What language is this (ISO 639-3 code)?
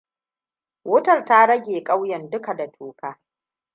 hau